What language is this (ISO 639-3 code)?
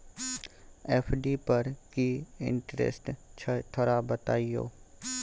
mai